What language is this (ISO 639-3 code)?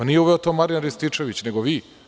srp